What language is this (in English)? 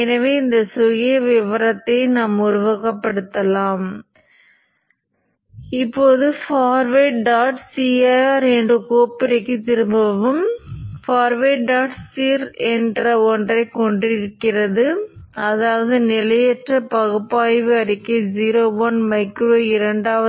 Tamil